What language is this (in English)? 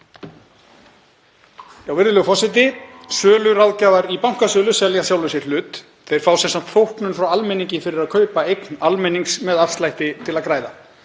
Icelandic